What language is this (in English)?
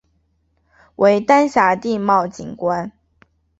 Chinese